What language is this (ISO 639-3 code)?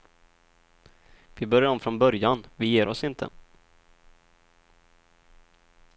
swe